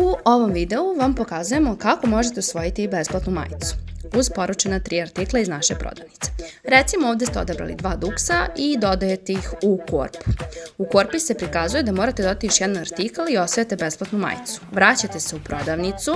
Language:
Serbian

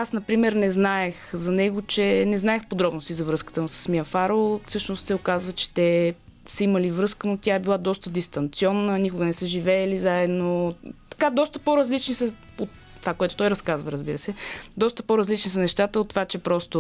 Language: Bulgarian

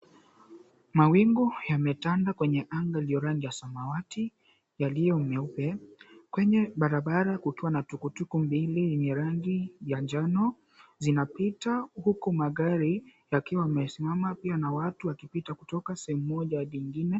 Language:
Swahili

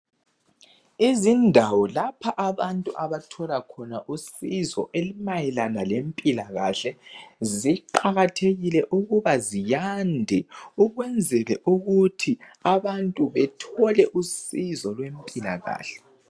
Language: North Ndebele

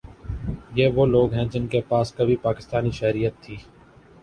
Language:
Urdu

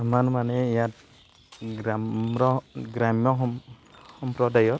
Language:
Assamese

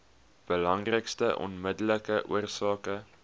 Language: Afrikaans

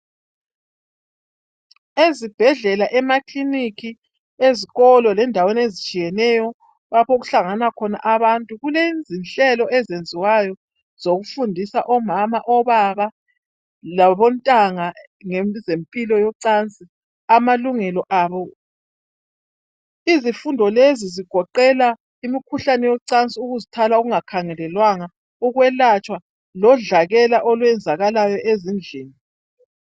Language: North Ndebele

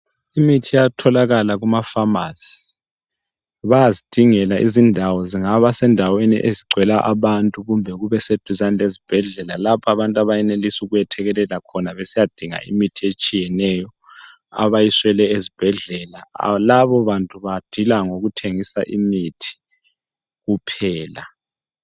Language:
North Ndebele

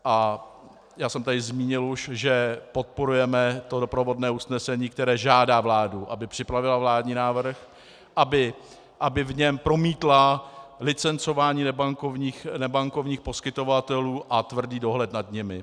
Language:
Czech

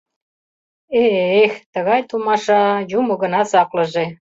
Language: Mari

